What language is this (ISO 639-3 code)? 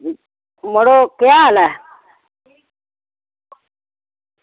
doi